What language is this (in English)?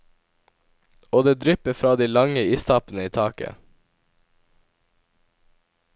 Norwegian